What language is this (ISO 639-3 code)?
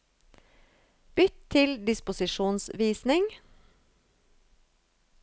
nor